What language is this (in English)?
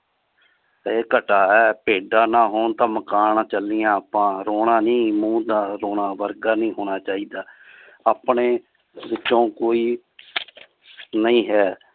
Punjabi